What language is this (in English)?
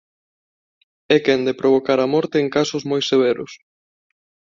Galician